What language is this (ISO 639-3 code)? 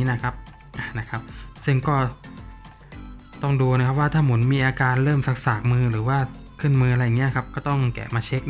tha